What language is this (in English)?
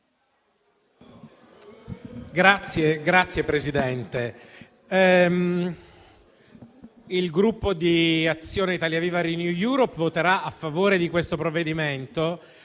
Italian